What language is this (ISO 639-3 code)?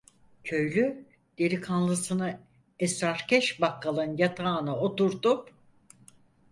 tur